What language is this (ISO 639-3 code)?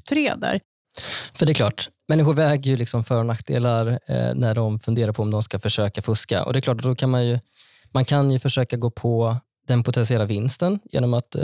swe